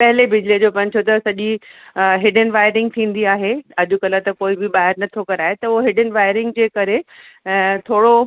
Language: Sindhi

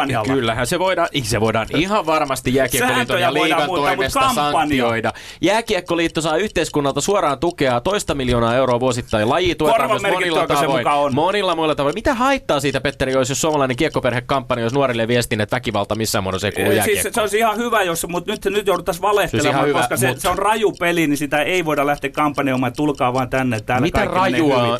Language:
Finnish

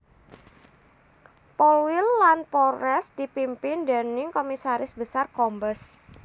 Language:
Javanese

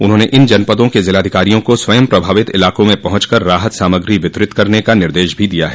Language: Hindi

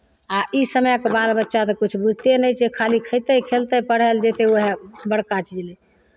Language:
Maithili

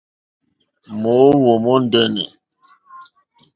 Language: Mokpwe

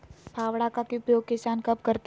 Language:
Magahi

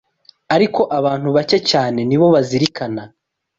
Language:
Kinyarwanda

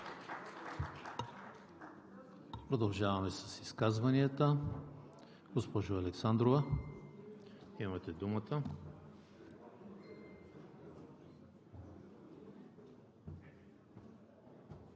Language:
Bulgarian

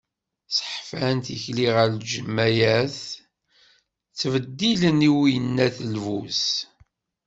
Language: Kabyle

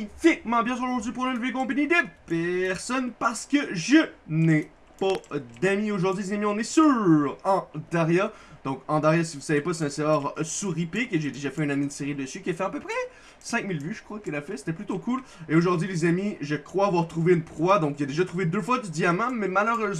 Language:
French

